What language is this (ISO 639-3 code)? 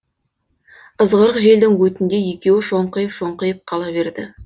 kaz